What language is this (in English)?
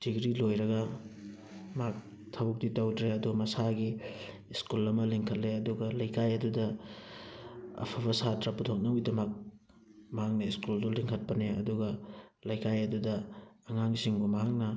Manipuri